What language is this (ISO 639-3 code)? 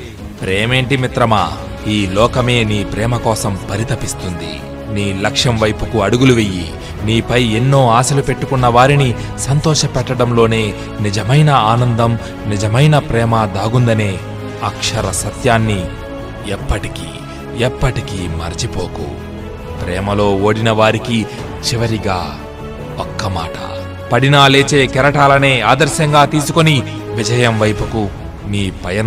tel